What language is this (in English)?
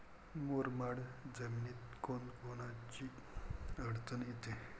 Marathi